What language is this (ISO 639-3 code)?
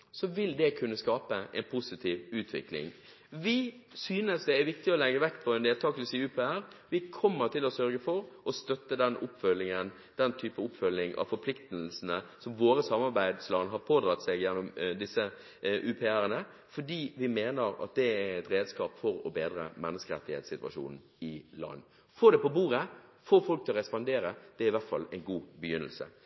nob